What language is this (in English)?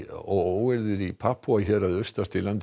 Icelandic